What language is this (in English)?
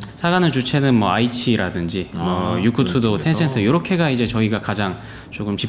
Korean